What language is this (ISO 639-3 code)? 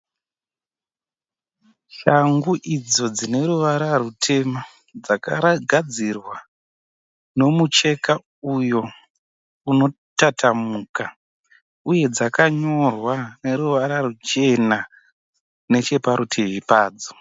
sna